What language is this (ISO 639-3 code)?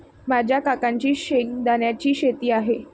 mar